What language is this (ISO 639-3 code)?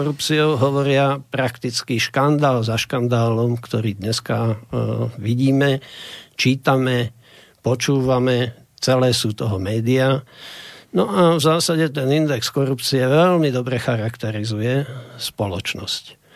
slk